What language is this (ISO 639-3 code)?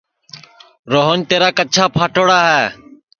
ssi